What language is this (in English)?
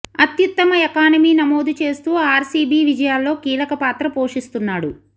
Telugu